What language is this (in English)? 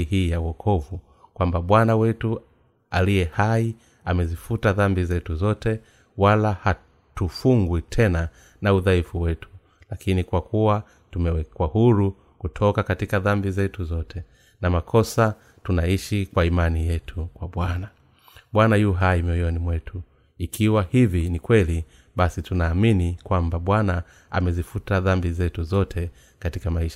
Swahili